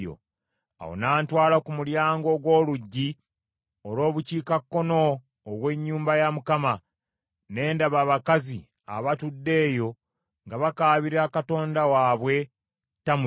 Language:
Ganda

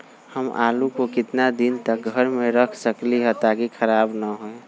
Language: Magahi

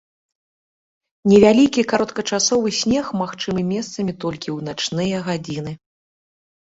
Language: Belarusian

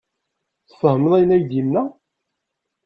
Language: Kabyle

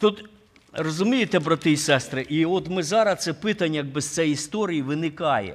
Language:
Ukrainian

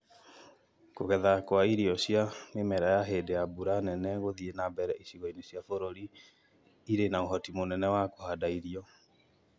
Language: Kikuyu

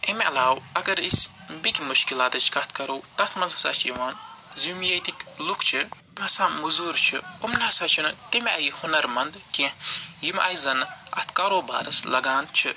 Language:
Kashmiri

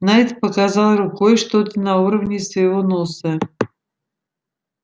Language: Russian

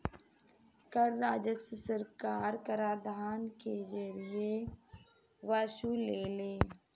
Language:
Bhojpuri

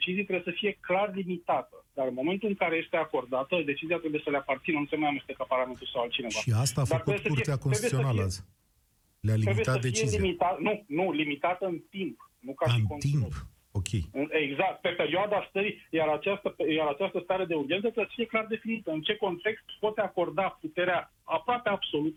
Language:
Romanian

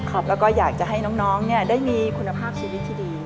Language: Thai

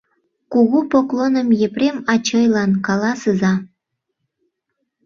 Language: Mari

